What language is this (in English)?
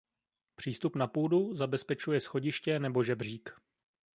Czech